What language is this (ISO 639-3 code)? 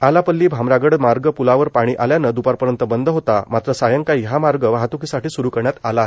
mar